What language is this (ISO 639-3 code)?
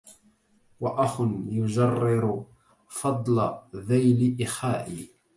ara